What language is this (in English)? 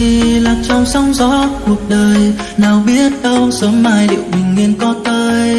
Vietnamese